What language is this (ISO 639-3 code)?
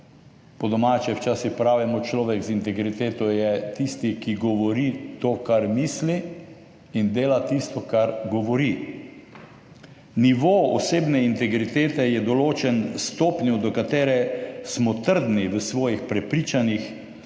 slv